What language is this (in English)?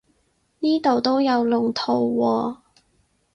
Cantonese